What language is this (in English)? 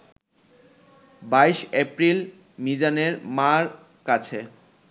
Bangla